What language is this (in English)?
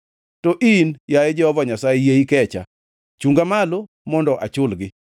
Luo (Kenya and Tanzania)